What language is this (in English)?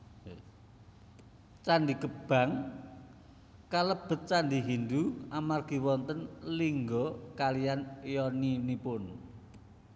Javanese